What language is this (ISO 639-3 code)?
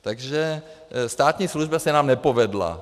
ces